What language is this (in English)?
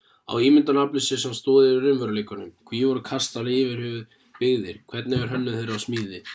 Icelandic